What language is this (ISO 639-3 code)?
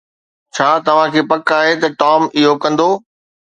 snd